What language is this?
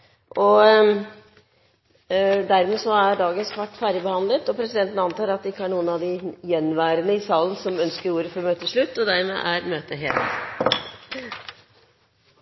Norwegian Bokmål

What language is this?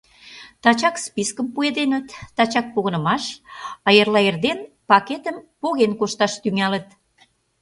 Mari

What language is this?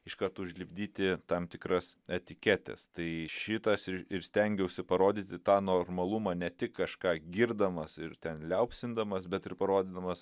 Lithuanian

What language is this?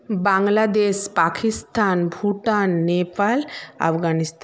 Bangla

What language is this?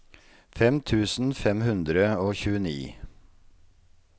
Norwegian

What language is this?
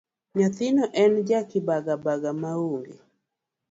Luo (Kenya and Tanzania)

